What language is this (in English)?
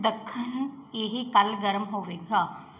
Punjabi